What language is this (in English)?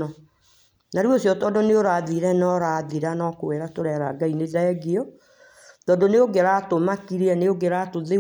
Kikuyu